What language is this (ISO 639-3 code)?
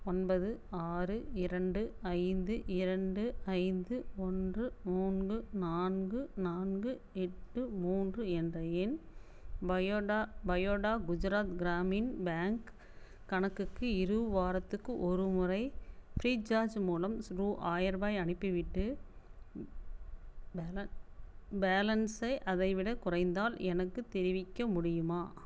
tam